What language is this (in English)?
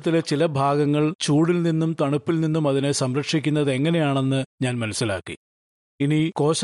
Malayalam